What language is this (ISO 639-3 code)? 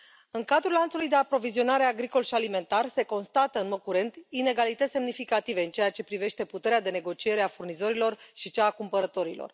ron